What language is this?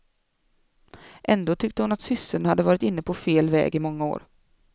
Swedish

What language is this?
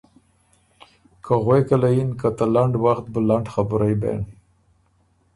Ormuri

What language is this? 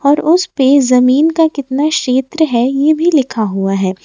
Hindi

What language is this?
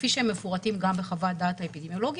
Hebrew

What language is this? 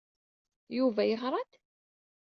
Kabyle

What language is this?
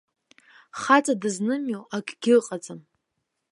Abkhazian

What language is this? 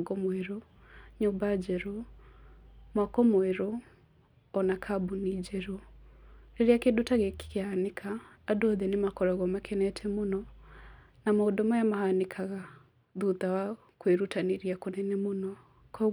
Kikuyu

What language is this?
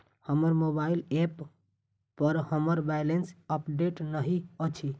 Maithili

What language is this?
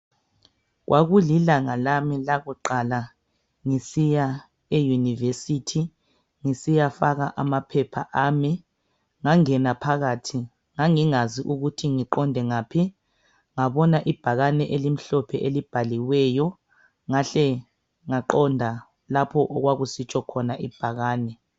North Ndebele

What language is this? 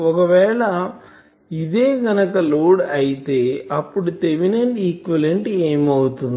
Telugu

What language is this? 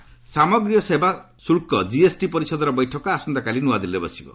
Odia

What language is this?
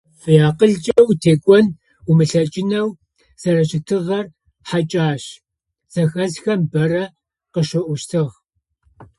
Adyghe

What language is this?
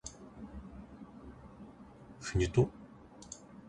Japanese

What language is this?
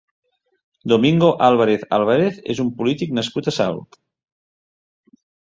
Catalan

